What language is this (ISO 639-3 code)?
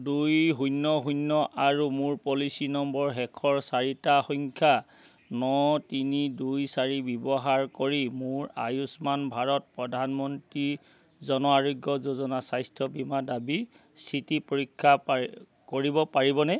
asm